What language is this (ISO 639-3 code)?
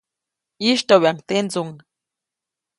zoc